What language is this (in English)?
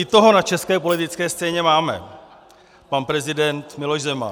Czech